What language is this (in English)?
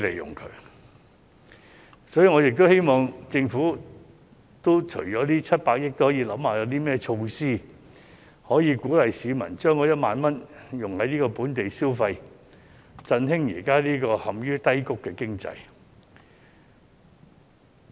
Cantonese